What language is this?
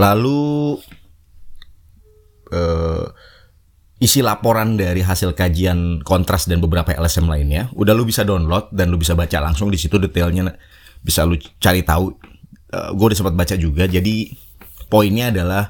Indonesian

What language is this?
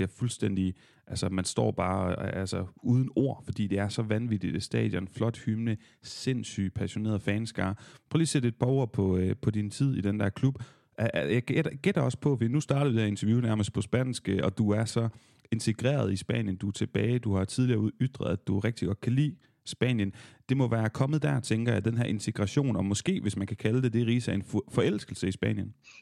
Danish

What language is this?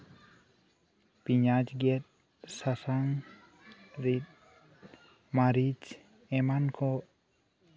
Santali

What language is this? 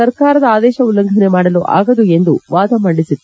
Kannada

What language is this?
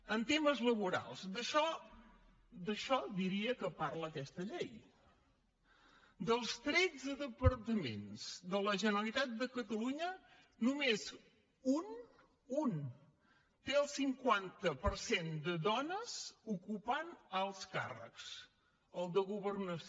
Catalan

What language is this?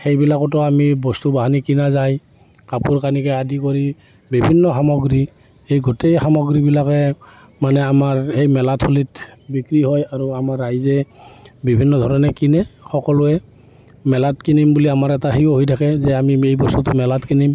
Assamese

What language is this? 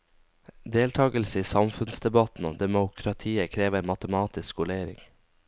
Norwegian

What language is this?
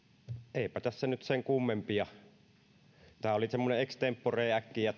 Finnish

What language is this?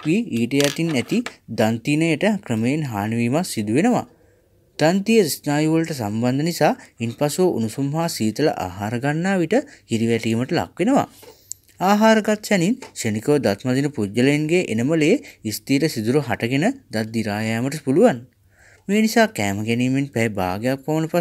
Hindi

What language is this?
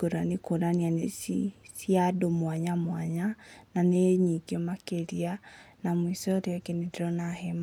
Kikuyu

